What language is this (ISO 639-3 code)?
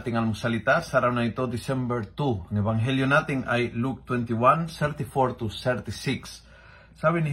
fil